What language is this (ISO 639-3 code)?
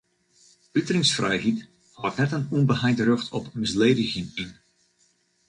fry